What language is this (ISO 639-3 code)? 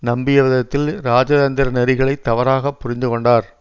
tam